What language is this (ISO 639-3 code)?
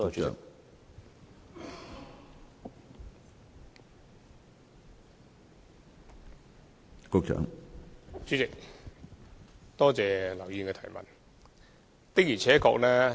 yue